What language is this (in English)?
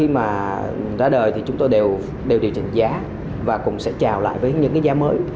Vietnamese